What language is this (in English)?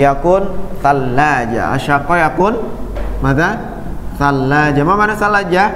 Indonesian